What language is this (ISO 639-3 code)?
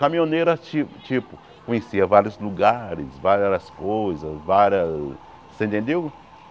por